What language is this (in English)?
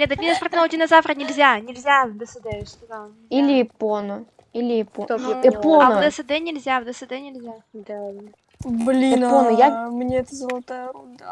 Russian